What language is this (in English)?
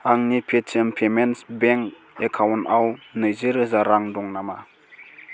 Bodo